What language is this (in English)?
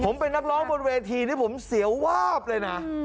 Thai